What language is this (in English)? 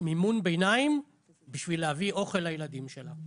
Hebrew